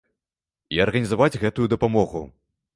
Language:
Belarusian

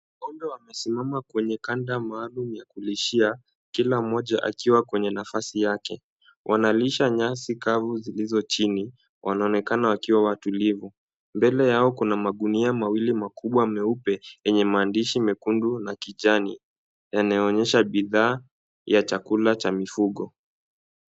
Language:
Swahili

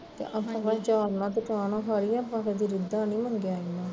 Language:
Punjabi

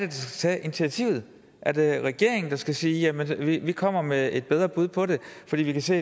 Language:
Danish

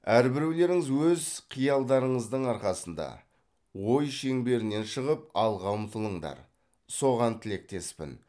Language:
Kazakh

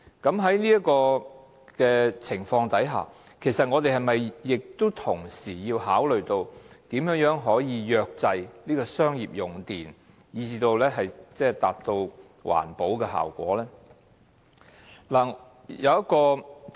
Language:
Cantonese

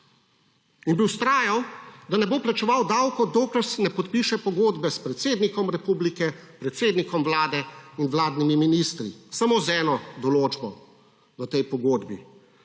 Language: Slovenian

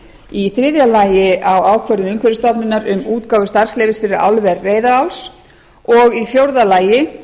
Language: Icelandic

